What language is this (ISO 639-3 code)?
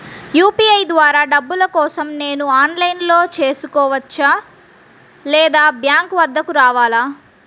tel